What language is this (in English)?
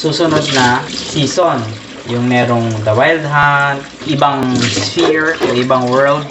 Filipino